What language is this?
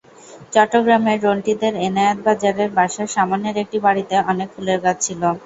Bangla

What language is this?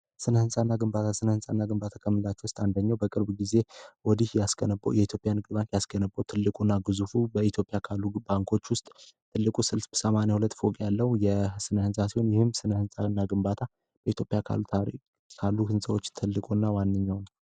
Amharic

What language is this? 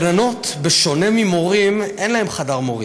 Hebrew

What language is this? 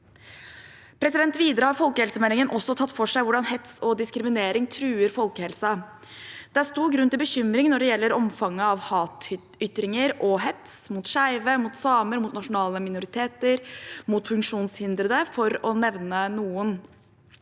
Norwegian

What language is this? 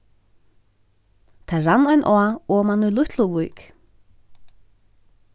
Faroese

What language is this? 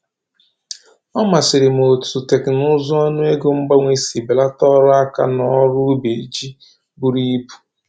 Igbo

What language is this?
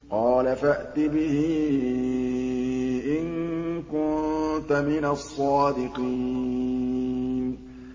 Arabic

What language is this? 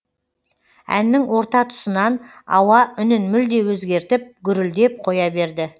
Kazakh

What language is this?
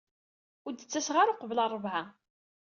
Kabyle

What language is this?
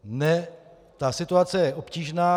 Czech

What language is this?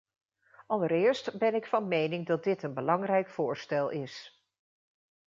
Dutch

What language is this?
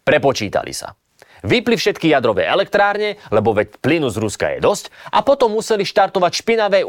Slovak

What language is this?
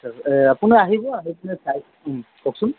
Assamese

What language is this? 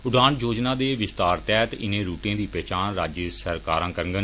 Dogri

